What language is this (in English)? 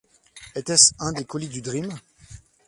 French